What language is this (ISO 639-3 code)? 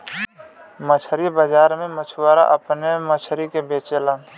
bho